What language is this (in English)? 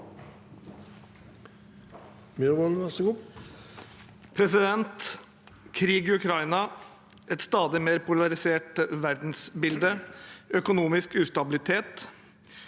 Norwegian